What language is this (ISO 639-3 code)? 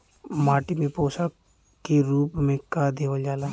bho